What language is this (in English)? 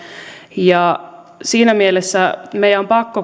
Finnish